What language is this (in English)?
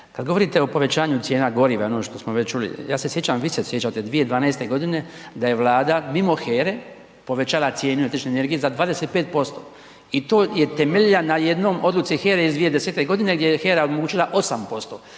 Croatian